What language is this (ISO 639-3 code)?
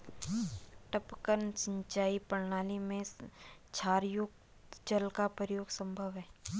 hin